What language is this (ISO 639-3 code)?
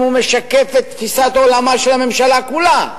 heb